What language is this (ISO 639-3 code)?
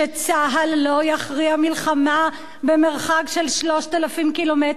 heb